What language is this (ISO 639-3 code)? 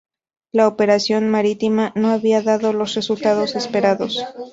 spa